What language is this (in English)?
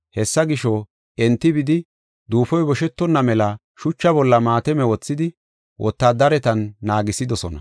Gofa